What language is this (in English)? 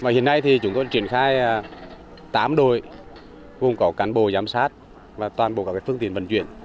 Vietnamese